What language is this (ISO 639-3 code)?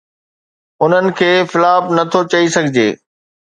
snd